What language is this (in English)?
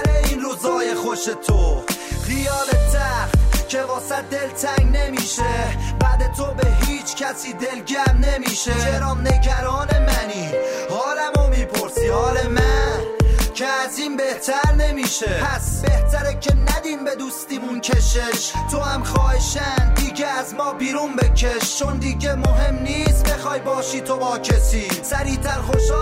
Persian